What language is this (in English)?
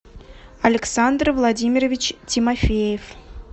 Russian